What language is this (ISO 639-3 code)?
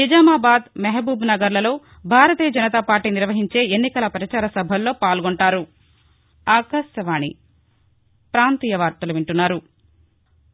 tel